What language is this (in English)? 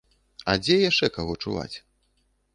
Belarusian